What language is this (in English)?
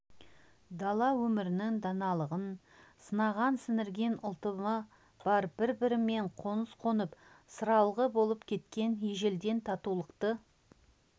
Kazakh